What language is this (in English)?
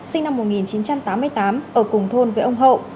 Vietnamese